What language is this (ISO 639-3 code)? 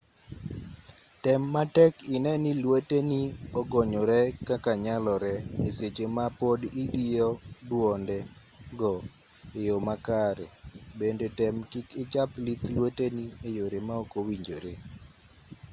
luo